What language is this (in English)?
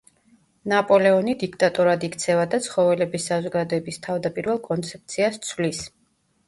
Georgian